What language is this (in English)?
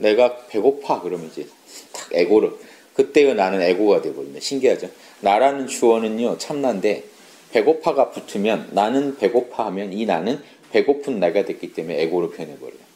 Korean